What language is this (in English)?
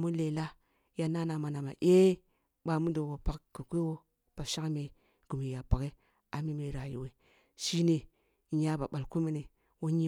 Kulung (Nigeria)